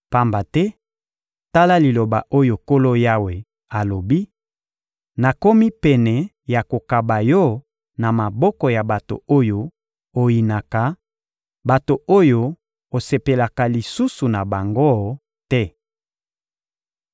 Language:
Lingala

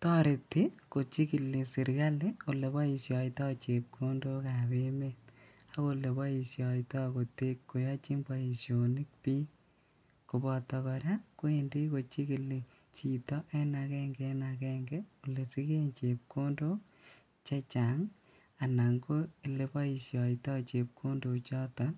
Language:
Kalenjin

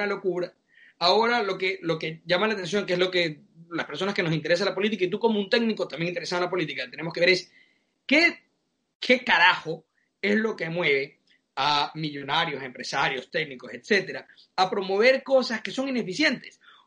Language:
Spanish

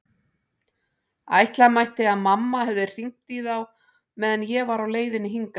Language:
Icelandic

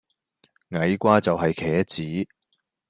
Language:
Cantonese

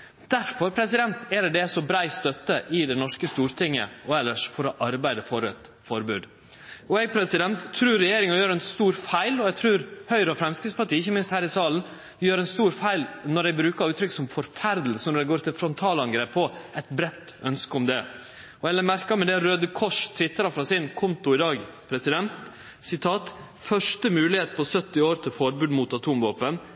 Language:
Norwegian Nynorsk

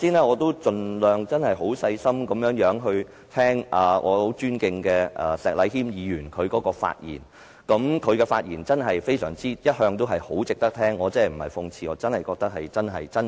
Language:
Cantonese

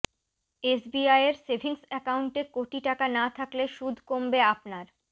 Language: Bangla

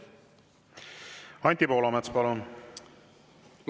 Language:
Estonian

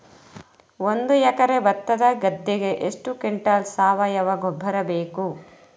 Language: Kannada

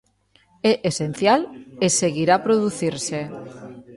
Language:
Galician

